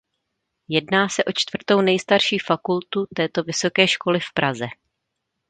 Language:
Czech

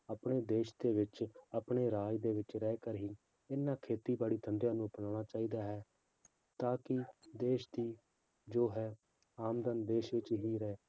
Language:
Punjabi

